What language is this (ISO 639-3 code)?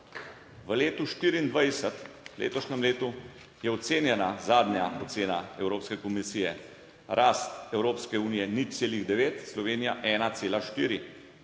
slv